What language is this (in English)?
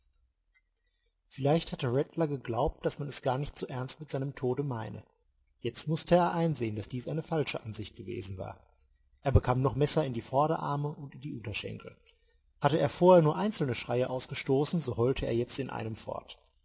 German